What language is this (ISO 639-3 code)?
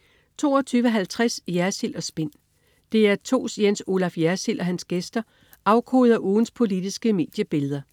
dan